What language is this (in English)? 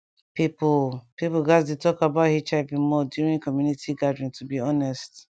Nigerian Pidgin